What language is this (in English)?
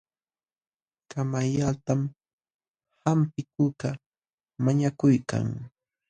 Jauja Wanca Quechua